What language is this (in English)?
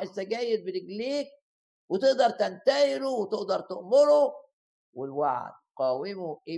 Arabic